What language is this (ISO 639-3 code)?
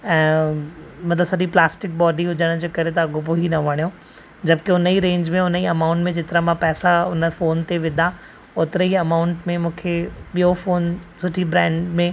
snd